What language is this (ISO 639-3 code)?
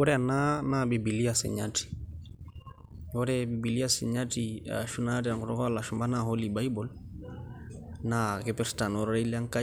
mas